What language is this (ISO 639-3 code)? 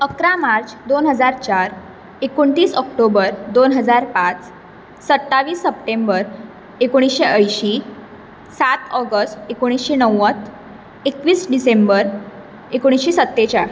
kok